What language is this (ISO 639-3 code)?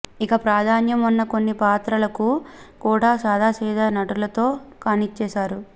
tel